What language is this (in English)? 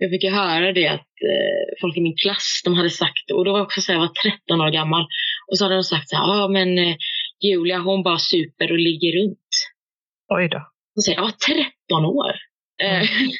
Swedish